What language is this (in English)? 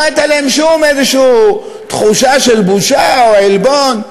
Hebrew